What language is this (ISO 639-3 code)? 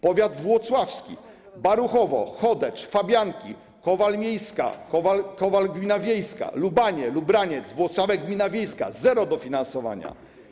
pol